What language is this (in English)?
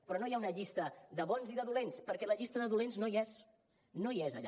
Catalan